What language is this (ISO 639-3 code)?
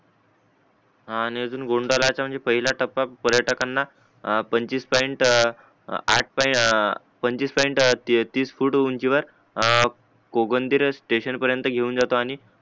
mar